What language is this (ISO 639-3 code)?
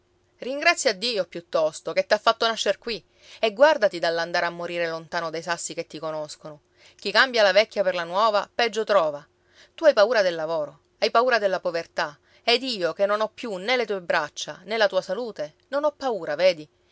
ita